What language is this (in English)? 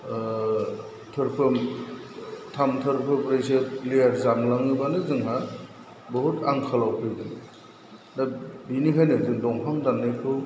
Bodo